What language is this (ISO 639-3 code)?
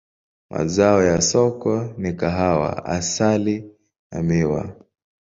swa